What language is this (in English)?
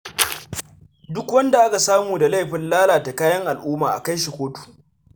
Hausa